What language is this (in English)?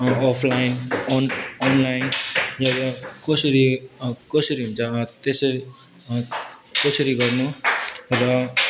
Nepali